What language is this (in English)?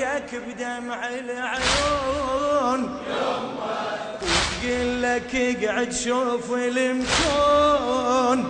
Arabic